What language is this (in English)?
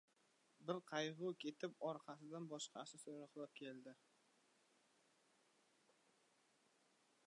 Uzbek